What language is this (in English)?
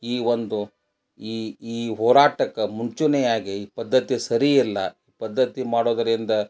Kannada